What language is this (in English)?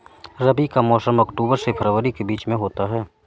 Hindi